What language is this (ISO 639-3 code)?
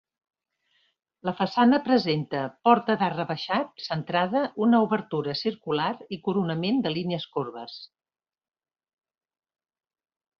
cat